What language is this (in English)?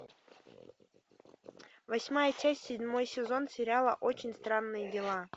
Russian